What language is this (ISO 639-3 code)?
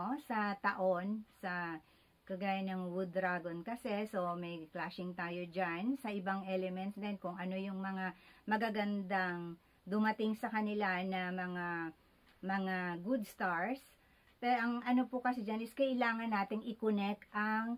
fil